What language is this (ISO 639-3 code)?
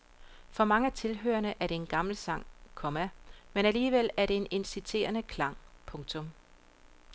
dan